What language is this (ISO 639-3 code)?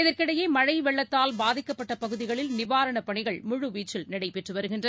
tam